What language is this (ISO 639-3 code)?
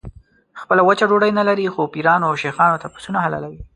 pus